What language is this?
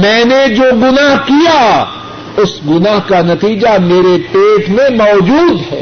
Urdu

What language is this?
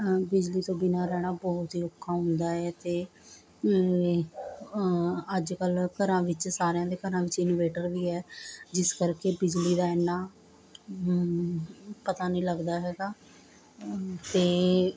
Punjabi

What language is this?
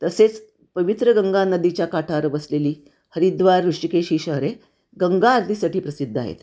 Marathi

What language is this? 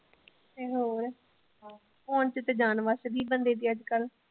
Punjabi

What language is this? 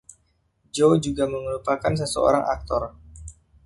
Indonesian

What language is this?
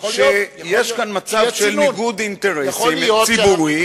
Hebrew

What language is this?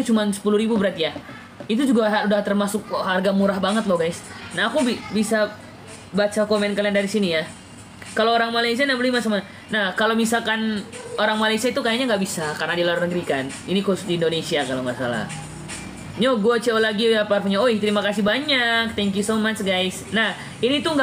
Indonesian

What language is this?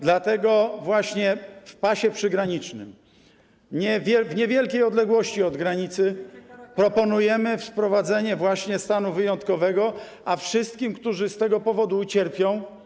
Polish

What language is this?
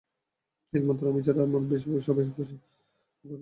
Bangla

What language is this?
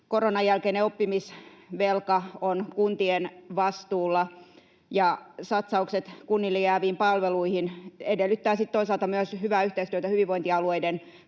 Finnish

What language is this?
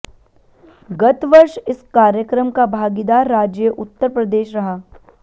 Hindi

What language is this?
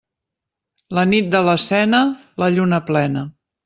Catalan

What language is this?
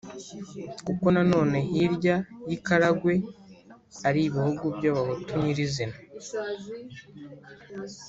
Kinyarwanda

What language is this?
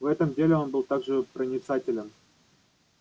Russian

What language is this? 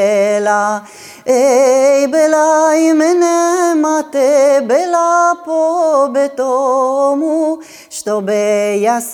Ukrainian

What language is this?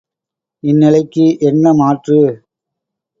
Tamil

